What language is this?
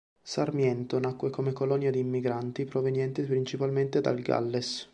Italian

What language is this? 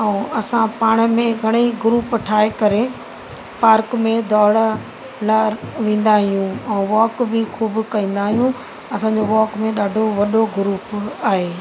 Sindhi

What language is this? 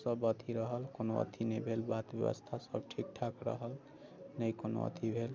Maithili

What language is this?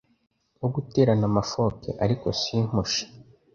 Kinyarwanda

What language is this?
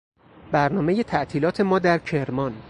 Persian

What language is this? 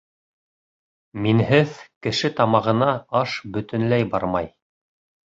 Bashkir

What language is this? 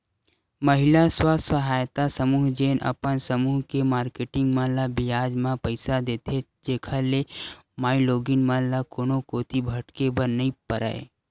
Chhattisgarhi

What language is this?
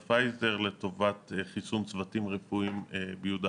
Hebrew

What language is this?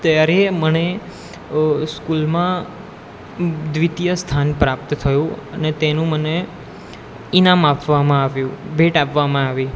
Gujarati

